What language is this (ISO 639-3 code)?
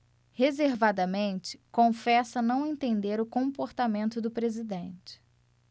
por